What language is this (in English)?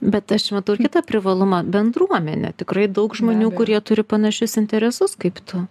Lithuanian